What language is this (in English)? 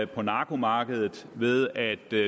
Danish